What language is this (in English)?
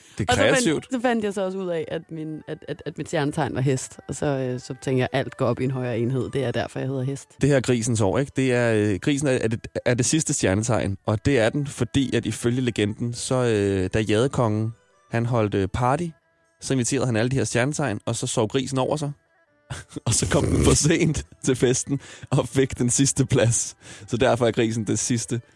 Danish